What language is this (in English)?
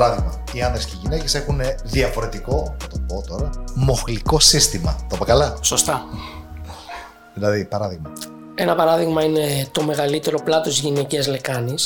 Greek